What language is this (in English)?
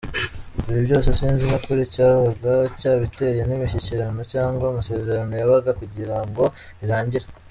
Kinyarwanda